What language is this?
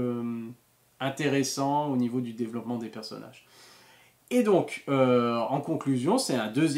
French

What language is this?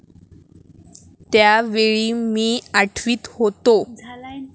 Marathi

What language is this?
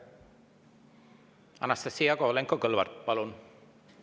Estonian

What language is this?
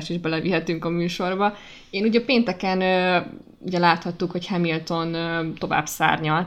Hungarian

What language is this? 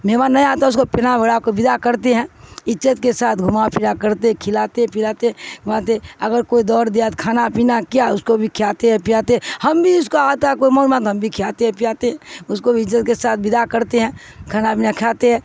Urdu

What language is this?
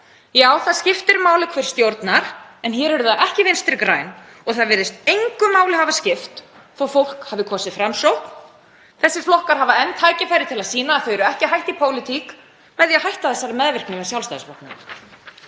Icelandic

